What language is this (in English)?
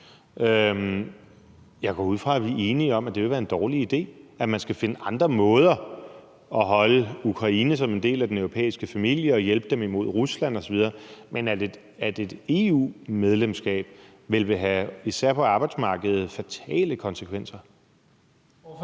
Danish